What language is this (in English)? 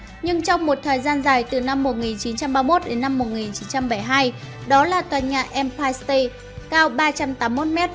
Vietnamese